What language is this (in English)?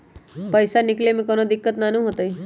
Magahi